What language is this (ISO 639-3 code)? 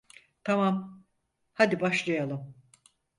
tur